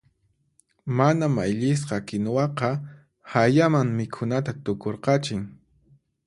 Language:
Puno Quechua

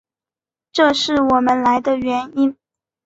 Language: Chinese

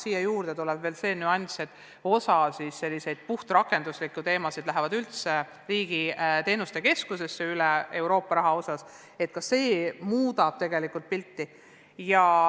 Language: Estonian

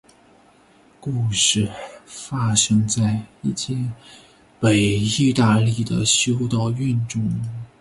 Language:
Chinese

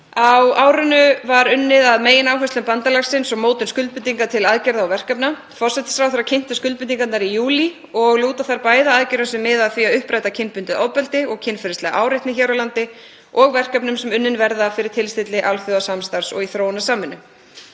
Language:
Icelandic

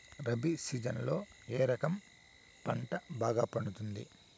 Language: Telugu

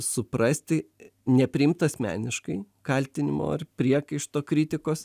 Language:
Lithuanian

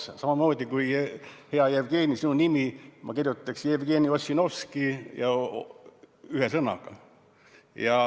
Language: Estonian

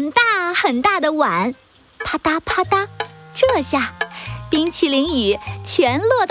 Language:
Chinese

